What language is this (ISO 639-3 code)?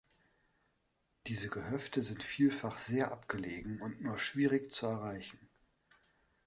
deu